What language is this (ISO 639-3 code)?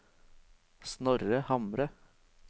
nor